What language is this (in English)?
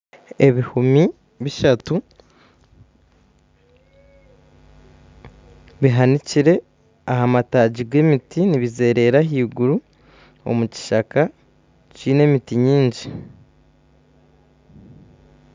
Nyankole